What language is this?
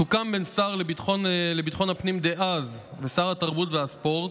Hebrew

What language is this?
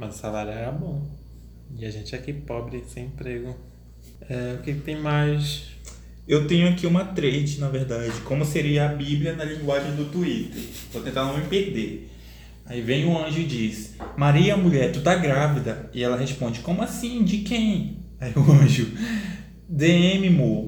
Portuguese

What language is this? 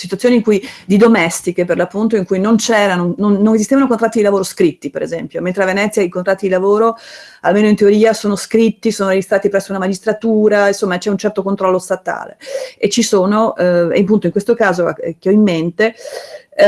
Italian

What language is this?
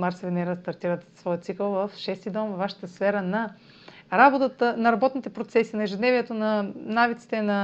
Bulgarian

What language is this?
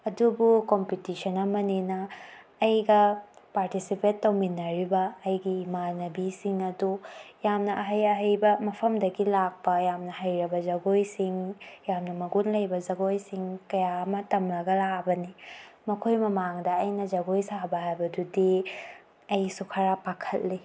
Manipuri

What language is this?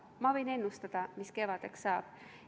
Estonian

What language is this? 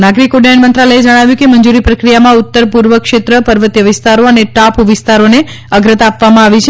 Gujarati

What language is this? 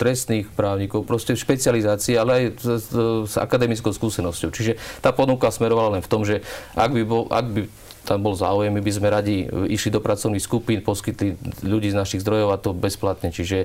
Slovak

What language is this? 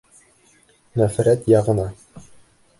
Bashkir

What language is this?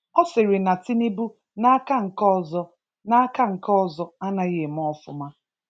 Igbo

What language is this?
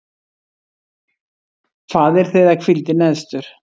Icelandic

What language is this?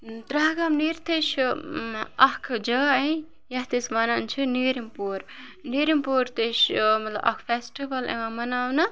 Kashmiri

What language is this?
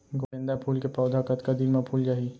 Chhattisgarhi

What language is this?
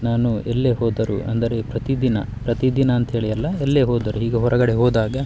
Kannada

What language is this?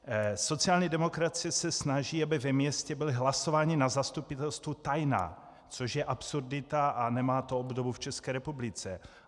Czech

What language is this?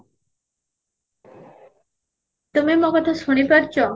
Odia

